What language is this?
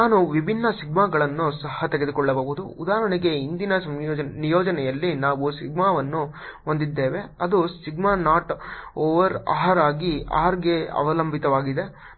Kannada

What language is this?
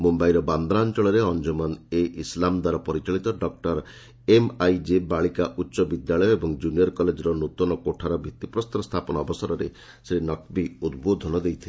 Odia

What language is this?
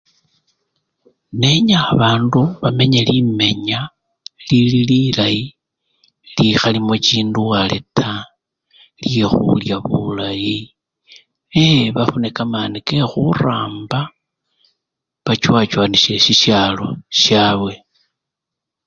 Luyia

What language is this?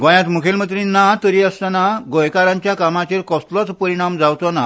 Konkani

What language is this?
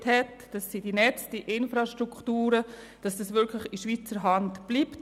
Swiss German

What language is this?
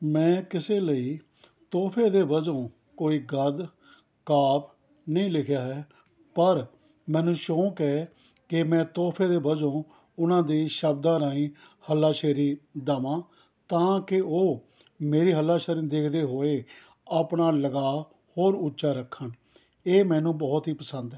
Punjabi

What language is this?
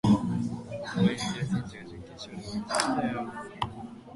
Japanese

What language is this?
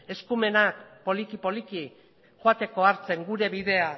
Basque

